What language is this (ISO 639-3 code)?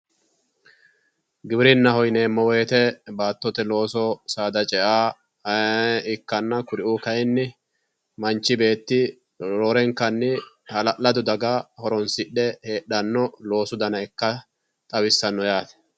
sid